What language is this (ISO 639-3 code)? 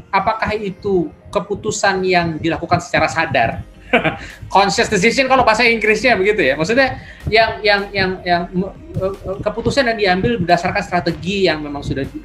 ind